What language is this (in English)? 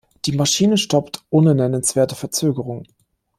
German